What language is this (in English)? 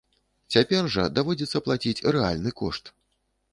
Belarusian